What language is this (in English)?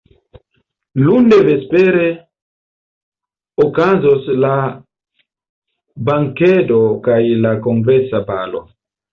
Esperanto